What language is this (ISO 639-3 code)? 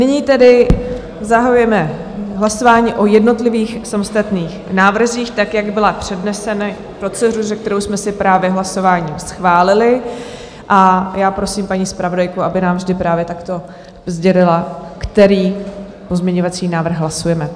ces